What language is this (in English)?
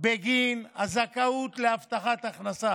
Hebrew